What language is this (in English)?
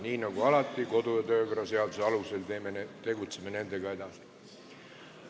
Estonian